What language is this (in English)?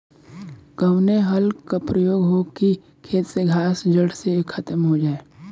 Bhojpuri